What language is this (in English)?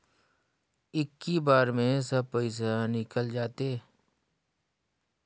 Chhattisgarhi